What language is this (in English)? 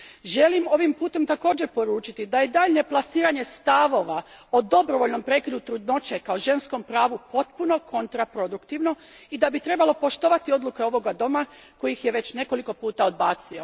Croatian